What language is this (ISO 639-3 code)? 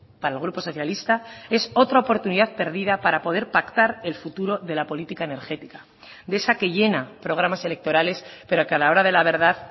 spa